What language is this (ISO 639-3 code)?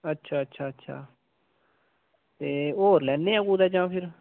doi